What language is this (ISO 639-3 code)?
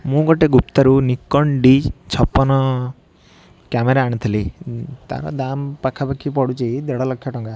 ori